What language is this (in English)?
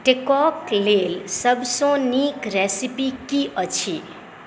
Maithili